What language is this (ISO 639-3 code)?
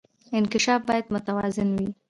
pus